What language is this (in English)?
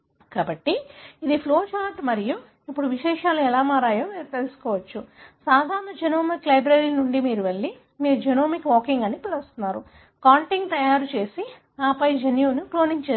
Telugu